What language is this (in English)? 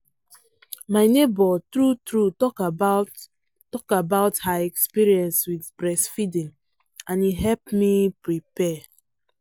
Nigerian Pidgin